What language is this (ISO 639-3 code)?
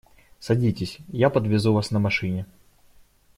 rus